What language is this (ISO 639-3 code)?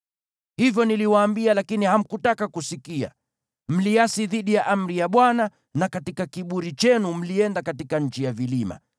swa